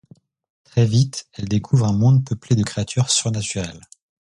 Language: French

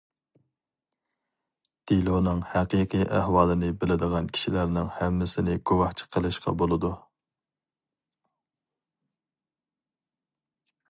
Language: Uyghur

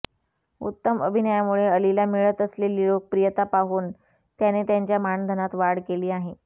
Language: Marathi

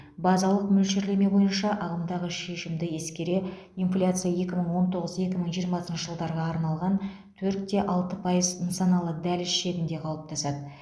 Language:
Kazakh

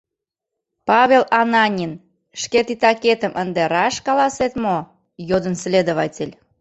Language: Mari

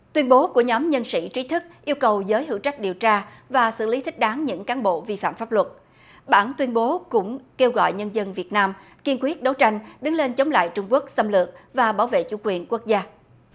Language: Vietnamese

